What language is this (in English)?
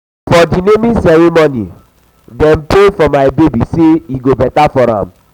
Nigerian Pidgin